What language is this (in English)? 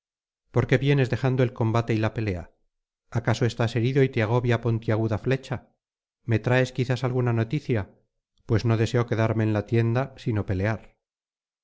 Spanish